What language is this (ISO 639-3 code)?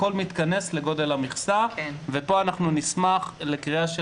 heb